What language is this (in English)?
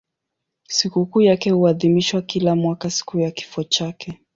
Swahili